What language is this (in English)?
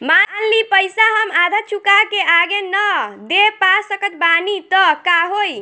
Bhojpuri